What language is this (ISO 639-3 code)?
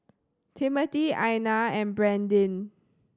eng